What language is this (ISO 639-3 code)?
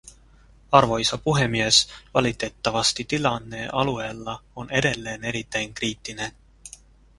fin